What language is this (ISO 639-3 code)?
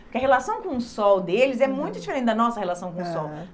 por